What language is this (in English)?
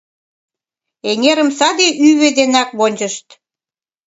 Mari